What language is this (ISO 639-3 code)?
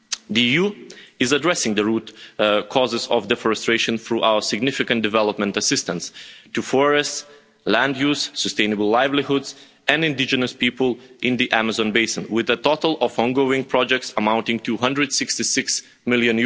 eng